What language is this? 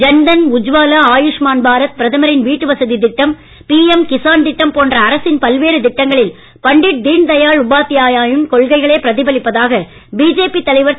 Tamil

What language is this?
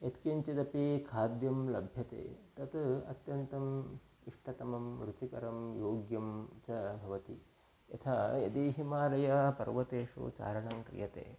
Sanskrit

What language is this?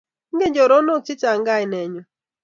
Kalenjin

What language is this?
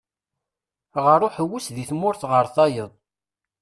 Kabyle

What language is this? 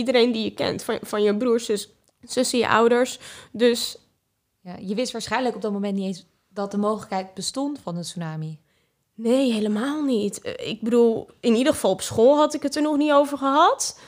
Dutch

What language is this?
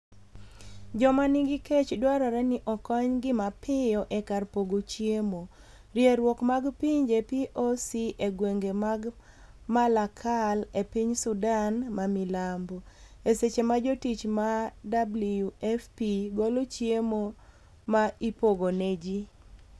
Luo (Kenya and Tanzania)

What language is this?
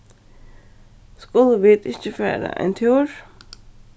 Faroese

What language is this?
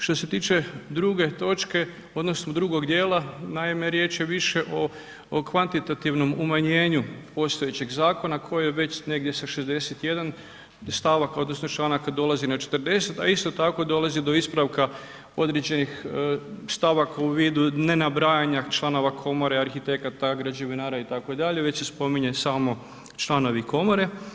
Croatian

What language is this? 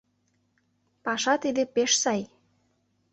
Mari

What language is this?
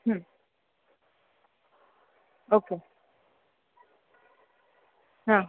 Marathi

